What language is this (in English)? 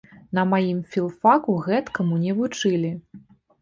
Belarusian